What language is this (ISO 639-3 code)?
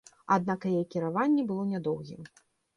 bel